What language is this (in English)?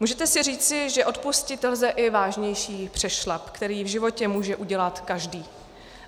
Czech